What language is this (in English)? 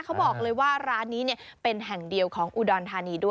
Thai